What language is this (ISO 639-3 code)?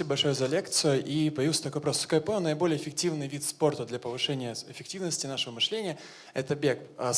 rus